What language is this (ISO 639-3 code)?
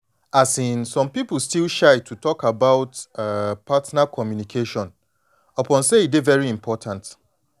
pcm